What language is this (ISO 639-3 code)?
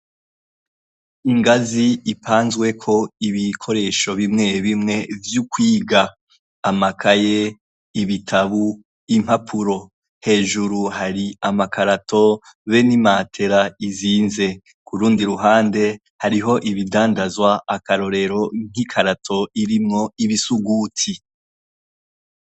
run